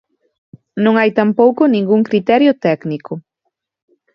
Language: Galician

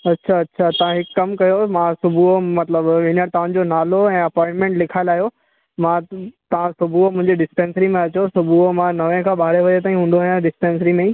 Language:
Sindhi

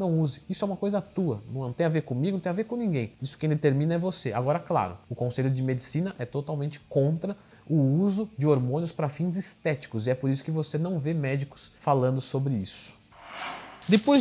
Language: Portuguese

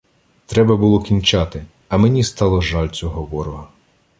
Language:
Ukrainian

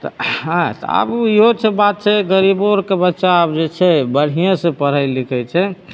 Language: Maithili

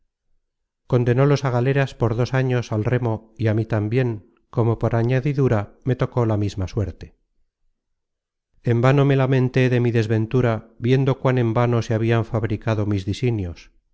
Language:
Spanish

